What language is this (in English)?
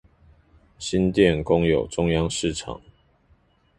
Chinese